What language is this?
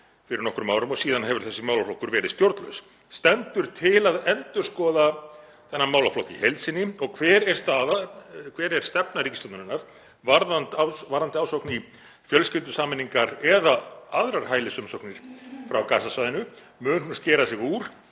Icelandic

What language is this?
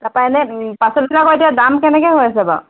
Assamese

